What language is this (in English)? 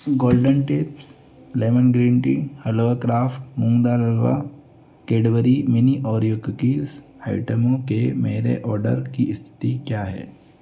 Hindi